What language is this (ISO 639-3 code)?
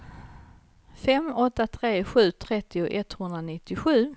swe